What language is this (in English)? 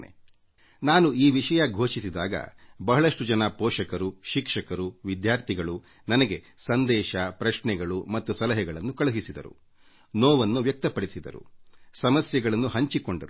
Kannada